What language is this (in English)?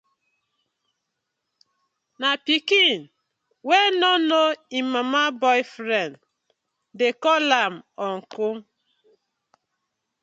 Nigerian Pidgin